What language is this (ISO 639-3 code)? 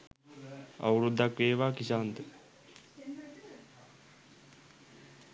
sin